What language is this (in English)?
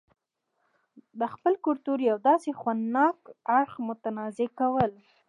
Pashto